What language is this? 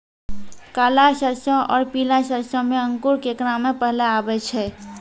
Maithili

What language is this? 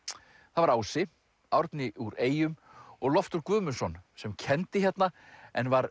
Icelandic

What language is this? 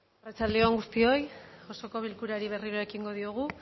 Basque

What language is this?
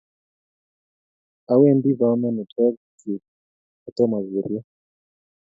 Kalenjin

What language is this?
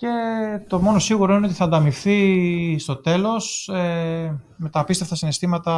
Greek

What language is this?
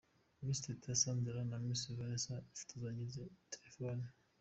Kinyarwanda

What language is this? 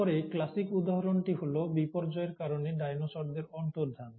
Bangla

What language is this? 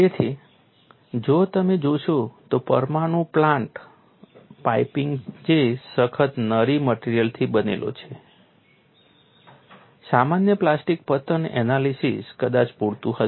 Gujarati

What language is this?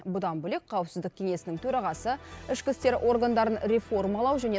Kazakh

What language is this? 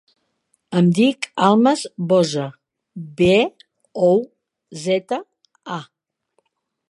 Catalan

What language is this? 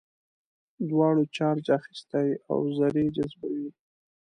Pashto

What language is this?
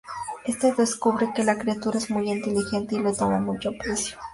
Spanish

